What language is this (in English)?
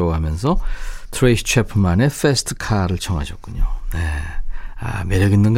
Korean